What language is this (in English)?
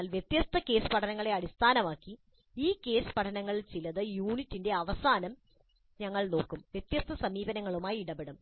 Malayalam